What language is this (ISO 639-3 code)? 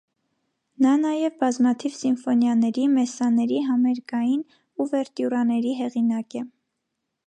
hye